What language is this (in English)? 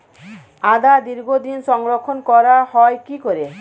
Bangla